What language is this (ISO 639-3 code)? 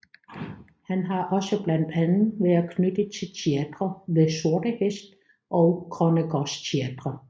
dan